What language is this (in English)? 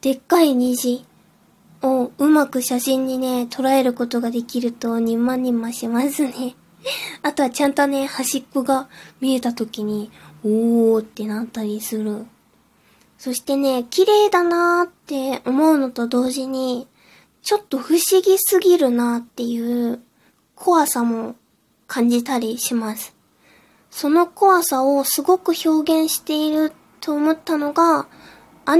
Japanese